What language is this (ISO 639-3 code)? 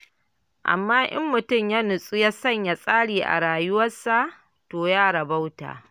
hau